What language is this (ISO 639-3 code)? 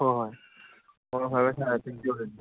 mni